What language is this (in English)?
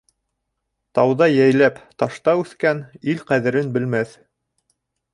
Bashkir